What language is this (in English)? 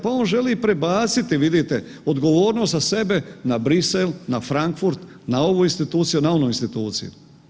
Croatian